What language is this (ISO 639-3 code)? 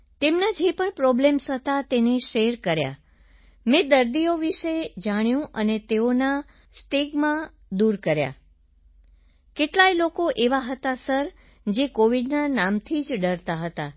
guj